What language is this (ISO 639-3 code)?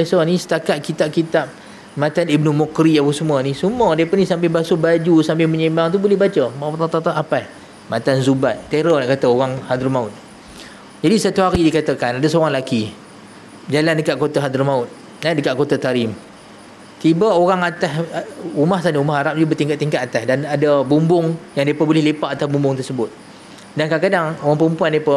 msa